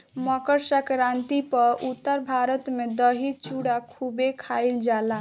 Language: Bhojpuri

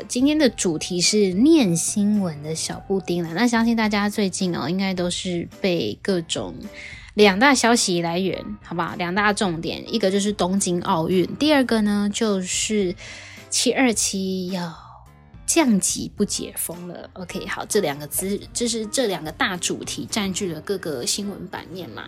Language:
Chinese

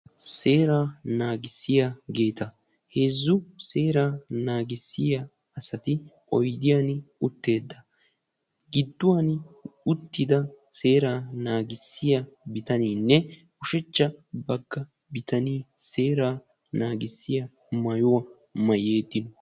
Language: Wolaytta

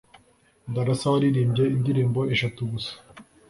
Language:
Kinyarwanda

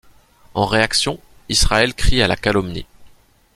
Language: French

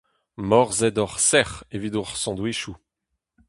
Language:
Breton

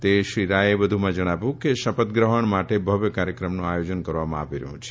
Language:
Gujarati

